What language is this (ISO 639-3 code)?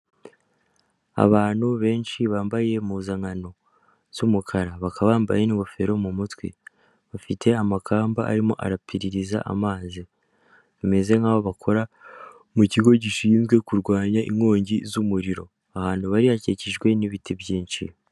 kin